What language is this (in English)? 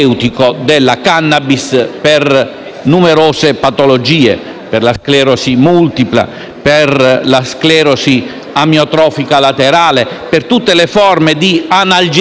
Italian